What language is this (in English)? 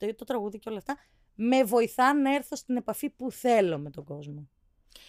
Greek